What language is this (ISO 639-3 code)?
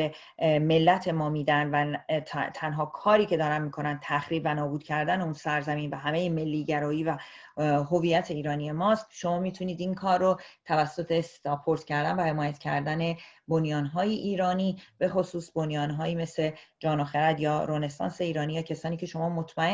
fas